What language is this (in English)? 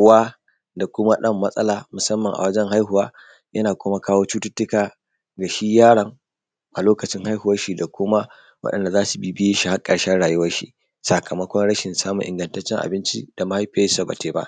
Hausa